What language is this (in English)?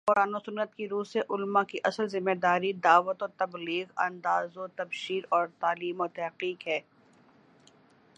Urdu